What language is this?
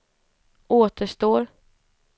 Swedish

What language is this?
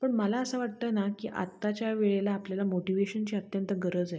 Marathi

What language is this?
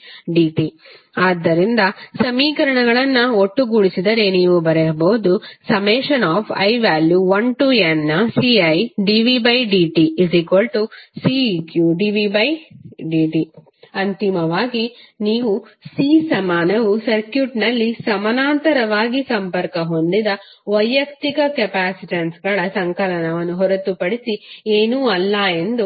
Kannada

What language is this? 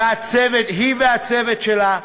Hebrew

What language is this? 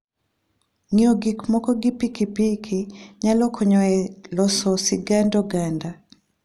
Luo (Kenya and Tanzania)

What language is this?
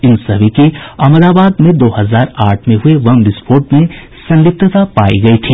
Hindi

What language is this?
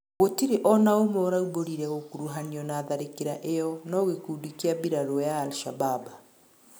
Kikuyu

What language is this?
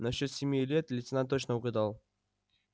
Russian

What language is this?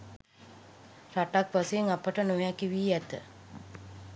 Sinhala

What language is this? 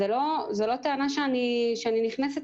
Hebrew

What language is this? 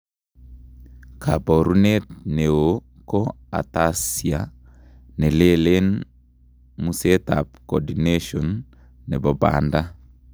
Kalenjin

